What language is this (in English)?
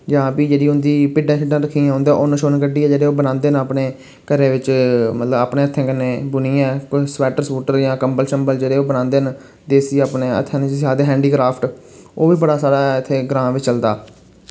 Dogri